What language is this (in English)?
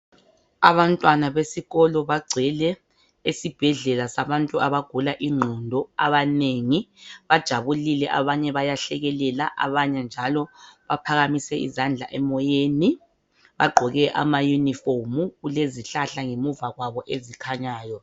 North Ndebele